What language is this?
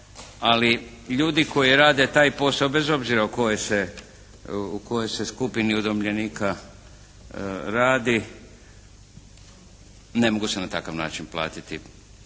Croatian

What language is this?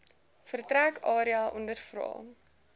Afrikaans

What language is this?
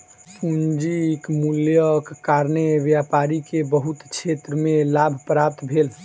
Maithili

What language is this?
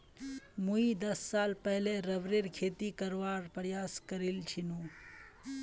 Magahi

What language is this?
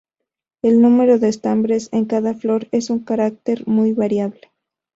Spanish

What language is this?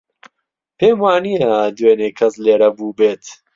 Central Kurdish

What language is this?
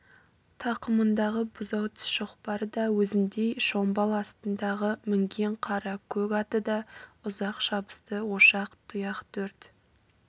Kazakh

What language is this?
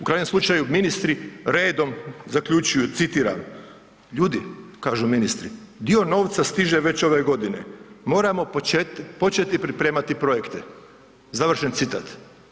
Croatian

